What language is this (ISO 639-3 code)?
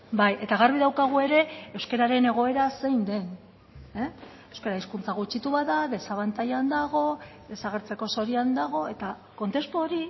eus